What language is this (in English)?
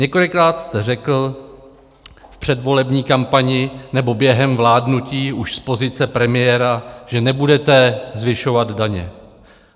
Czech